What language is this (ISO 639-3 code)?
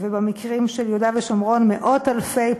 heb